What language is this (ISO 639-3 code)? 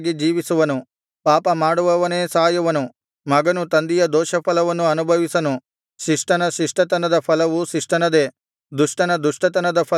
kan